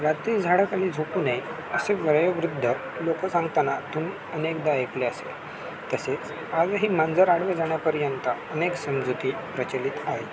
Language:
Marathi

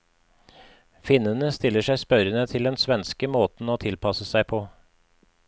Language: Norwegian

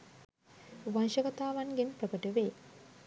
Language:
Sinhala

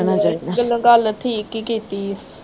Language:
Punjabi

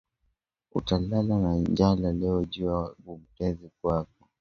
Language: Swahili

